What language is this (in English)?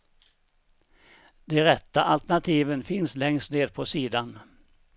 Swedish